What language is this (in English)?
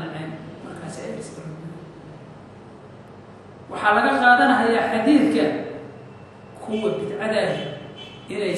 Arabic